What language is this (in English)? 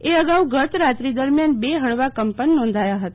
Gujarati